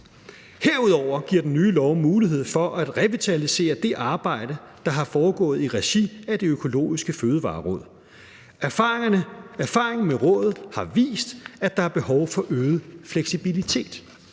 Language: Danish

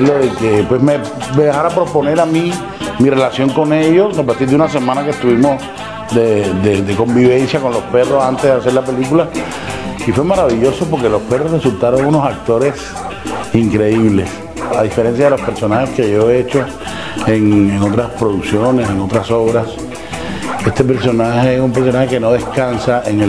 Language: Spanish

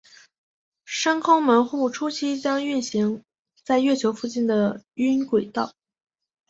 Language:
Chinese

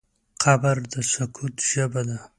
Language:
Pashto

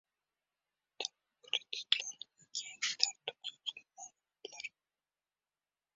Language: Uzbek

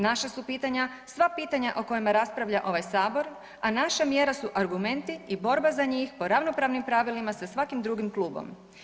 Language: Croatian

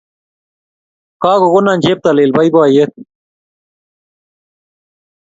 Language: Kalenjin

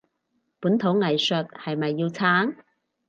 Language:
Cantonese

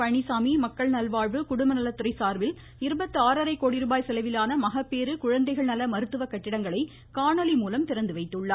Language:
Tamil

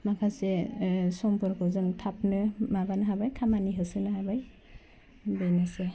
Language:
Bodo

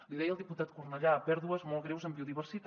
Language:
Catalan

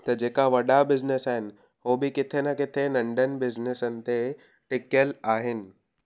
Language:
Sindhi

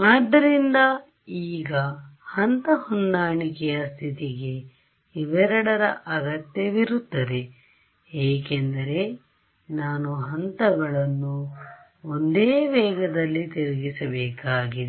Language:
Kannada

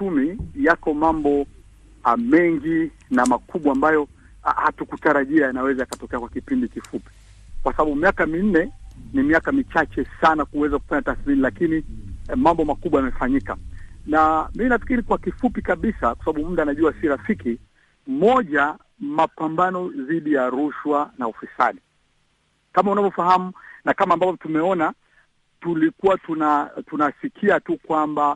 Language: Swahili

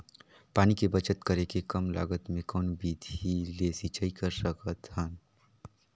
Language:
Chhattisgarhi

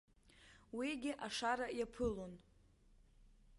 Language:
Abkhazian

